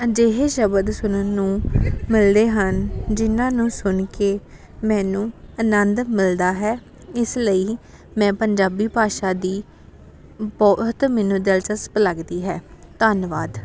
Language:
Punjabi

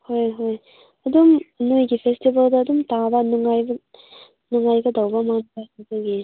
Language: Manipuri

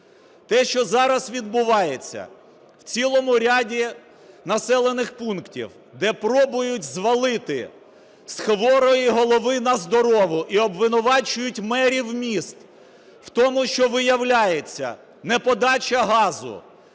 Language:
Ukrainian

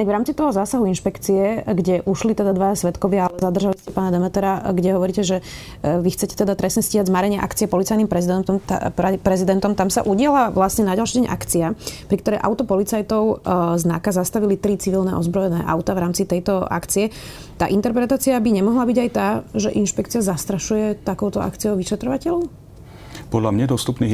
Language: Slovak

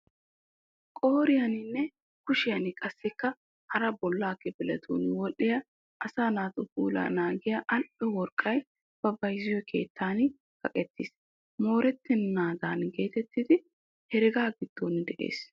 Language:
Wolaytta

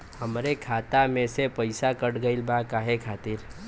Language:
Bhojpuri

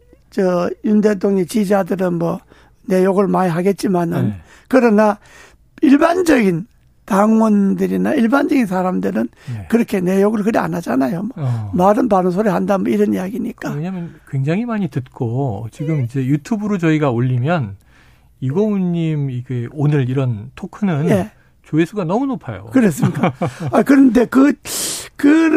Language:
Korean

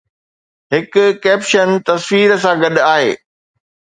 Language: Sindhi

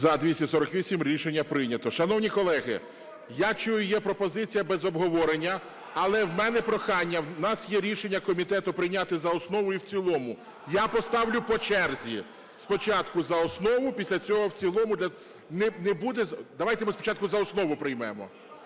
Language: Ukrainian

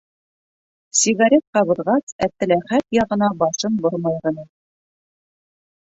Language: Bashkir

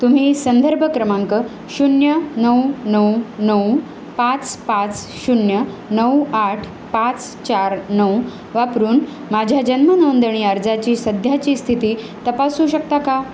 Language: Marathi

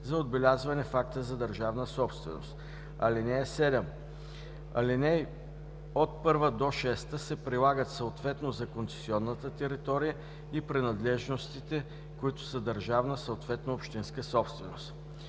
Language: Bulgarian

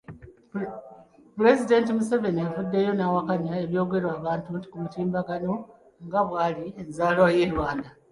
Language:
Ganda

